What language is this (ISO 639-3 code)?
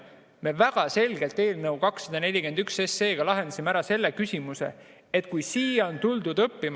est